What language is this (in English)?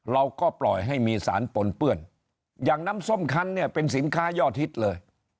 Thai